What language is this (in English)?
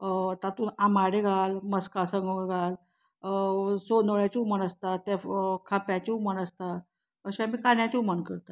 Konkani